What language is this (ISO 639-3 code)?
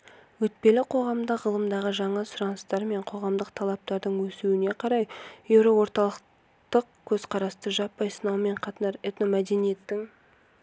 kaz